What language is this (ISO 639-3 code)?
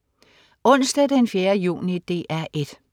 dan